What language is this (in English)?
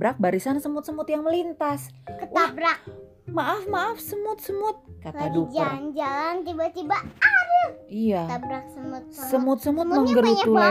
Indonesian